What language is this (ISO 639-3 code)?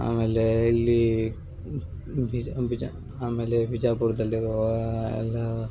kan